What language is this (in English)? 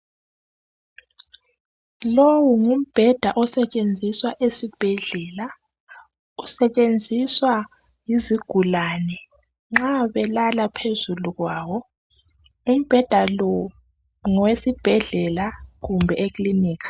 North Ndebele